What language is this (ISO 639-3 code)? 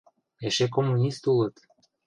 chm